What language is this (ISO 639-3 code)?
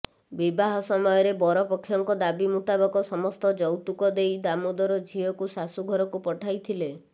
ori